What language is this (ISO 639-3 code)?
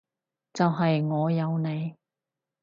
yue